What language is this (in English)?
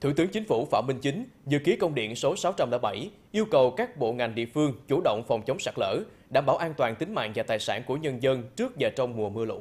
Vietnamese